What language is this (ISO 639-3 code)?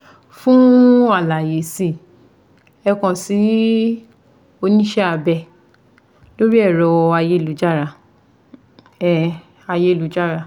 yor